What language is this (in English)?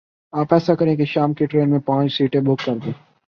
Urdu